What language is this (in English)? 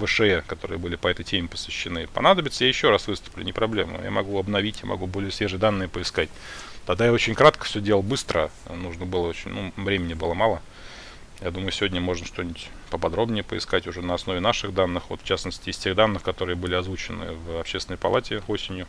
Russian